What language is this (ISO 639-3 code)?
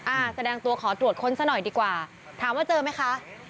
tha